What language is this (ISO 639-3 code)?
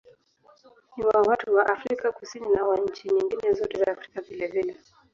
swa